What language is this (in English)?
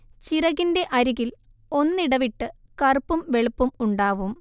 Malayalam